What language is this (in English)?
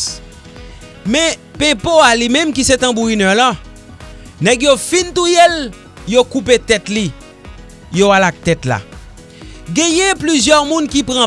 French